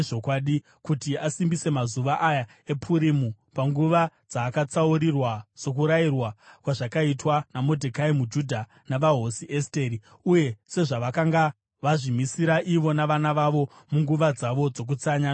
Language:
Shona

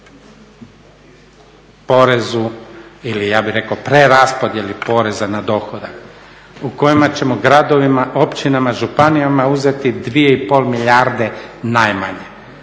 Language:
Croatian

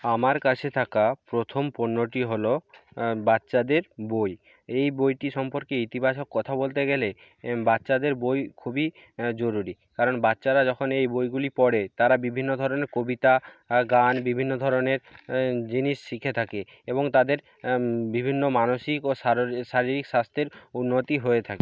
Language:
Bangla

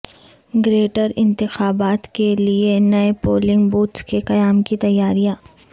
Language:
Urdu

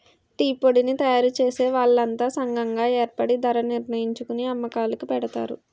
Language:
Telugu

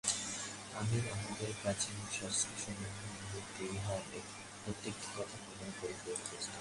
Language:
Bangla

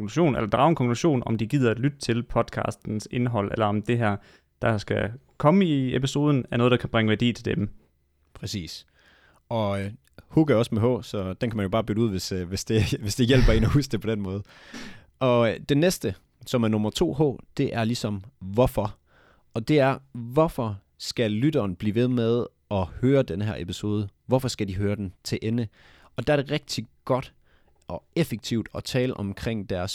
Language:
Danish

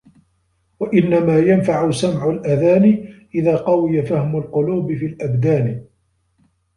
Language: Arabic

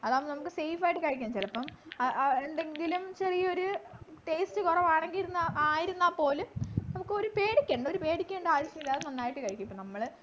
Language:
Malayalam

